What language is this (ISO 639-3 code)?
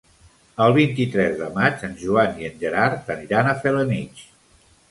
cat